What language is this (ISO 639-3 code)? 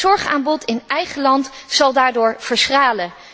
nld